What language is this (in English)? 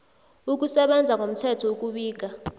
South Ndebele